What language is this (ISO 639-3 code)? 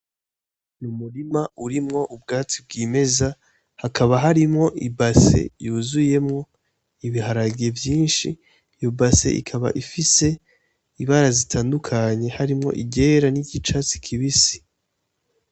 run